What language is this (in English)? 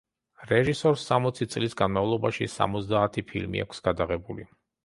Georgian